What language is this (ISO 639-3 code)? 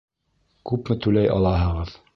bak